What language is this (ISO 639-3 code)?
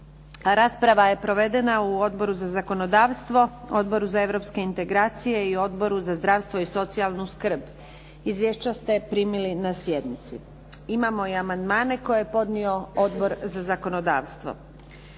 hrv